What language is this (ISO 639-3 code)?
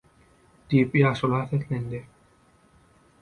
tuk